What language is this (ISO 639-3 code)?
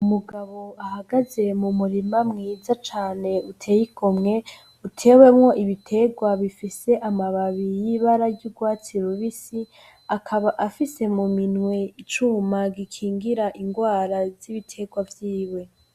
run